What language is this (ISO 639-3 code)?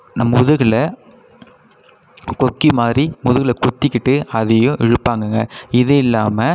tam